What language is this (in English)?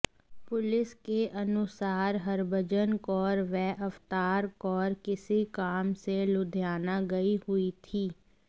Hindi